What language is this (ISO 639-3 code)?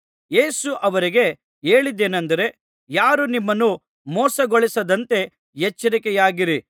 kan